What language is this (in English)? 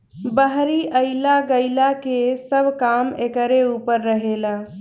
Bhojpuri